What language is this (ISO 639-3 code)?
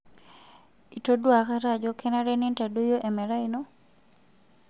mas